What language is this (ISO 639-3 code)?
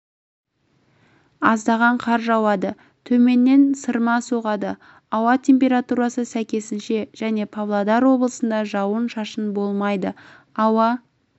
kaz